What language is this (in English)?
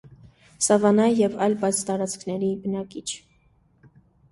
Armenian